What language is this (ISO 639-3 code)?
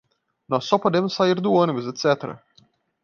por